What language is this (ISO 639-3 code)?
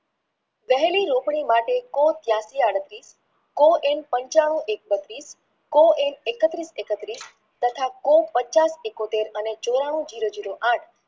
guj